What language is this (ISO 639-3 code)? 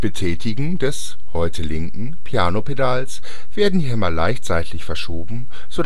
deu